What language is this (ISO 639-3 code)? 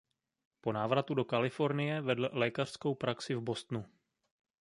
ces